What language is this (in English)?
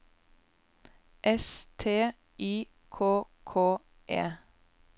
Norwegian